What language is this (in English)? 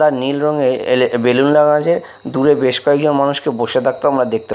Bangla